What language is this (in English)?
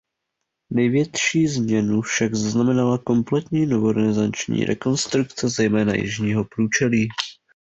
Czech